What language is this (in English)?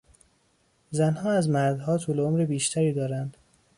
Persian